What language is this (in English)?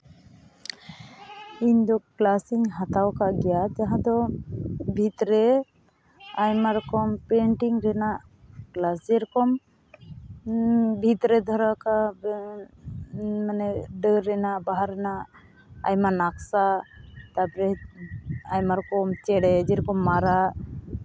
Santali